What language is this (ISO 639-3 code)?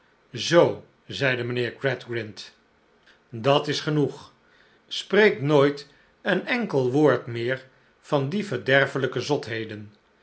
nld